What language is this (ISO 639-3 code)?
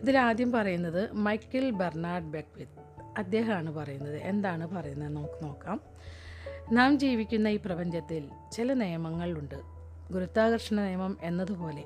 mal